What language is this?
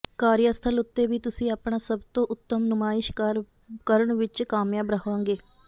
Punjabi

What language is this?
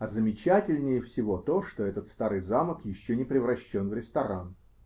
Russian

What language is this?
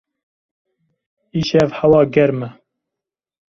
Kurdish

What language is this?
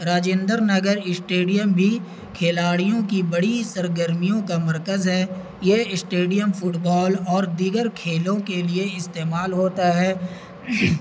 Urdu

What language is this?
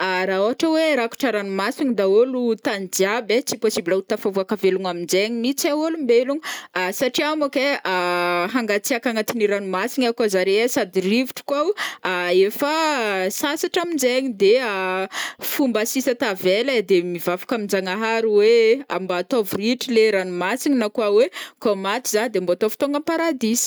Northern Betsimisaraka Malagasy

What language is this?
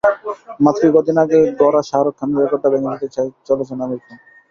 Bangla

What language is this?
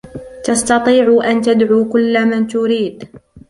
Arabic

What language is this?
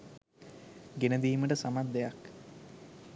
Sinhala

